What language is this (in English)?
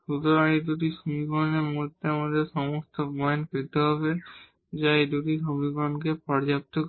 Bangla